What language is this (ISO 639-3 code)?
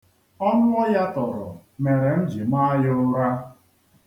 ibo